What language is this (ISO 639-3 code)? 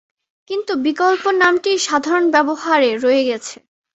ben